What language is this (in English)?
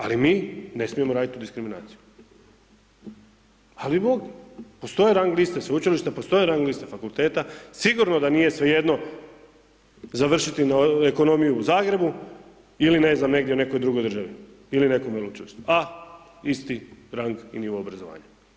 Croatian